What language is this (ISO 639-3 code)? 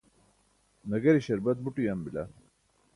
bsk